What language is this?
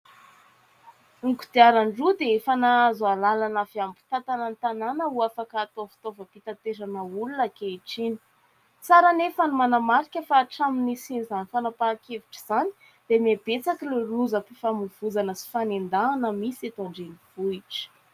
Malagasy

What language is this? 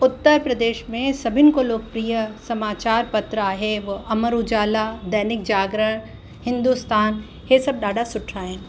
Sindhi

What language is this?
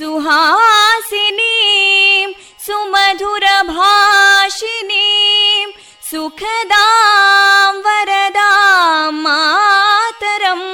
Kannada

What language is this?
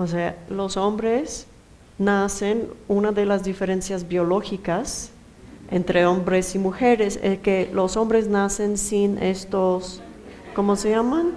Spanish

